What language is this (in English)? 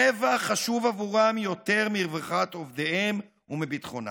Hebrew